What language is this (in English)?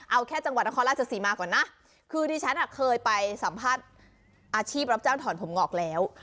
Thai